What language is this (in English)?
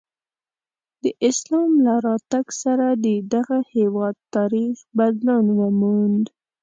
Pashto